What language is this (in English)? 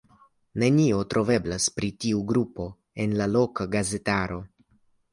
Esperanto